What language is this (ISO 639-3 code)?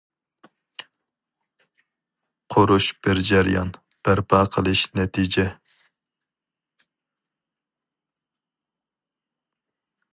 uig